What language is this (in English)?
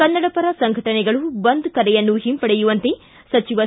Kannada